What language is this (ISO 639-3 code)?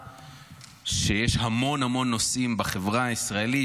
heb